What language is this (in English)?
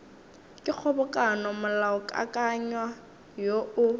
Northern Sotho